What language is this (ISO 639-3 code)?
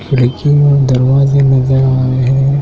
hin